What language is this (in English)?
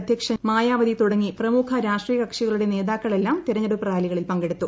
Malayalam